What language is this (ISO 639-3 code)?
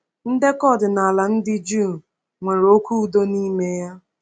ibo